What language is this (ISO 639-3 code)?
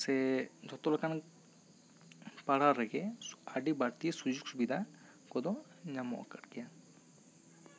sat